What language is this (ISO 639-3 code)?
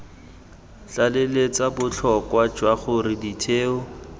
tsn